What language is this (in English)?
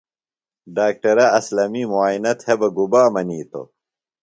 Phalura